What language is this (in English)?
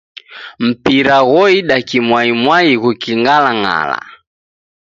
Taita